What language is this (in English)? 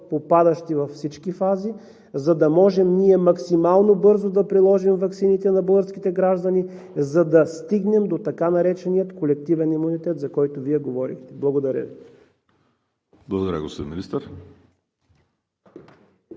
Bulgarian